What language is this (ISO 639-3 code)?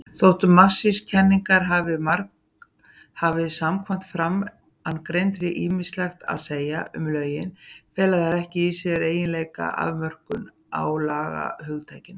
isl